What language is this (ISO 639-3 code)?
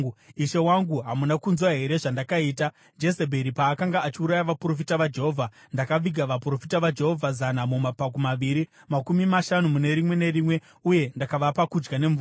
sna